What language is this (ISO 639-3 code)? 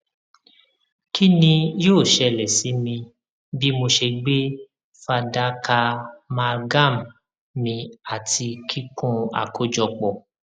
yor